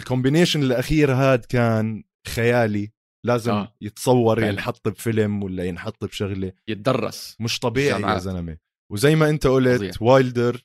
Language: Arabic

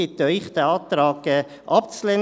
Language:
Swiss German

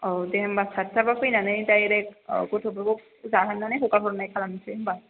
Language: Bodo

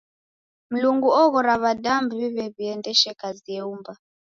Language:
Taita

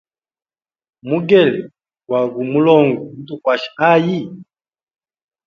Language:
Hemba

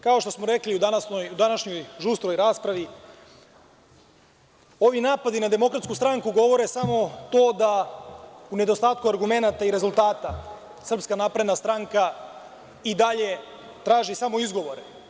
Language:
Serbian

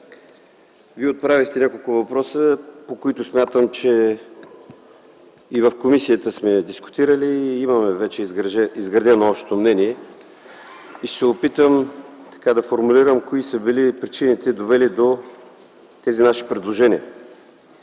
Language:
Bulgarian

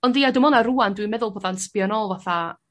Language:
Welsh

